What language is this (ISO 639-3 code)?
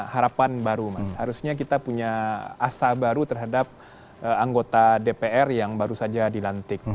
ind